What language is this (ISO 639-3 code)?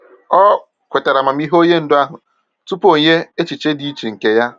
ibo